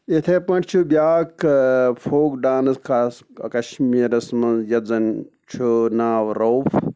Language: Kashmiri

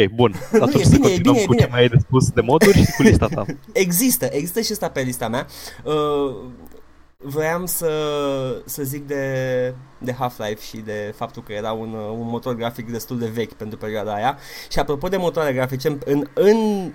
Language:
Romanian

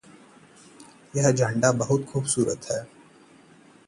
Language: Hindi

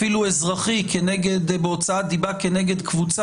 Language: Hebrew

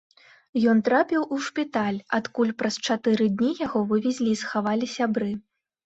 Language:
Belarusian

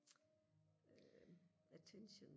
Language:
Danish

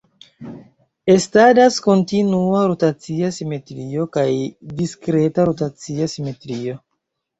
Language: Esperanto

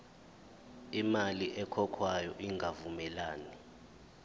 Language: Zulu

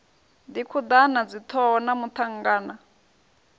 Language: Venda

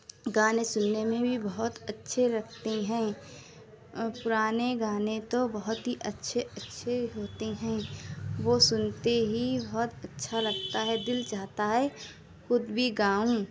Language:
Urdu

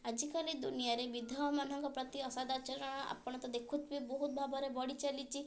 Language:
Odia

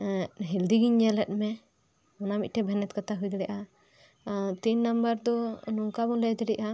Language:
Santali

